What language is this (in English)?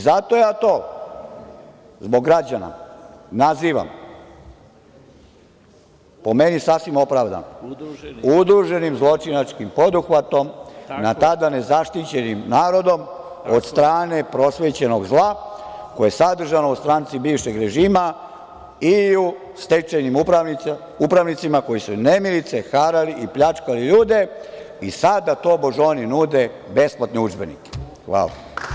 Serbian